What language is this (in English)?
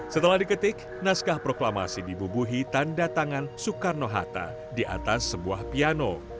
Indonesian